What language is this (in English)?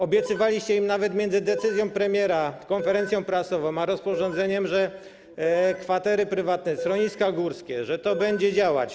Polish